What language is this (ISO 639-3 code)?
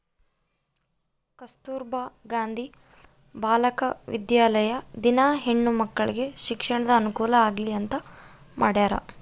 kan